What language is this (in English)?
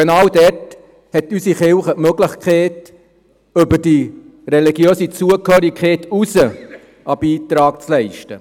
Swiss German